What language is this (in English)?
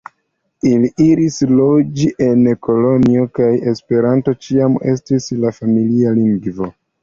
Esperanto